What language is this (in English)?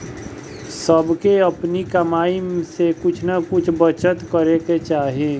Bhojpuri